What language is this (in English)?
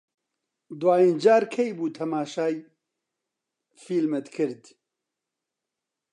Central Kurdish